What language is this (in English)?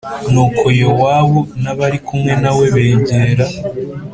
Kinyarwanda